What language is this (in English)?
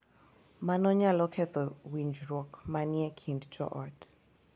Luo (Kenya and Tanzania)